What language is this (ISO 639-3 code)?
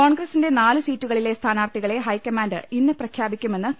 mal